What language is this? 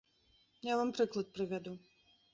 Belarusian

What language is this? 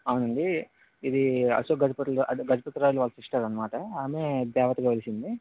Telugu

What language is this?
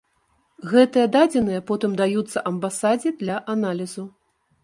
Belarusian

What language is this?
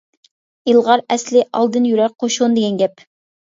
Uyghur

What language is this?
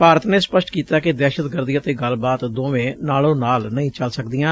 Punjabi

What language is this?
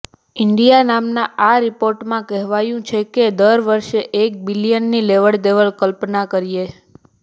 Gujarati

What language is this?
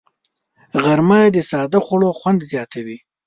Pashto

